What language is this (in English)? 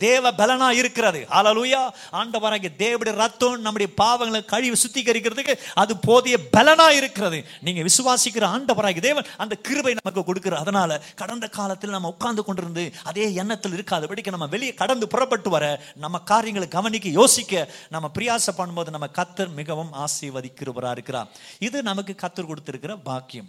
Tamil